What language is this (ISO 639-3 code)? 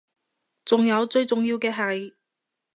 yue